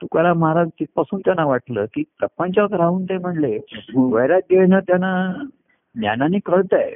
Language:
Marathi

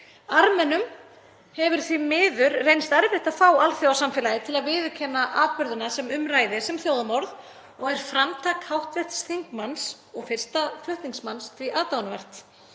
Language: Icelandic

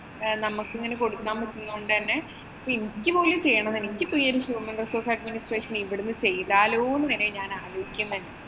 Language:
Malayalam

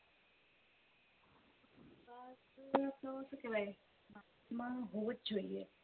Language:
Gujarati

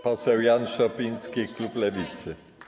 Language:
Polish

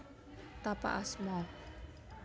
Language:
Javanese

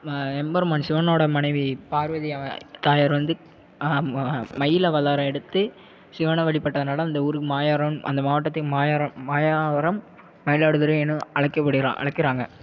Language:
Tamil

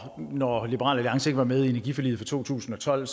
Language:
Danish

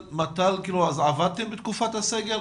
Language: Hebrew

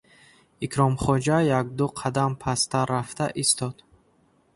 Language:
Tajik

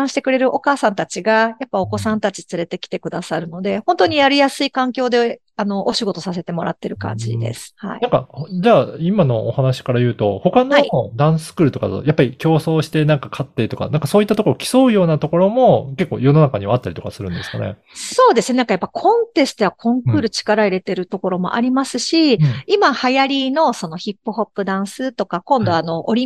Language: Japanese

